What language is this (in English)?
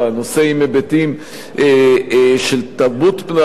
Hebrew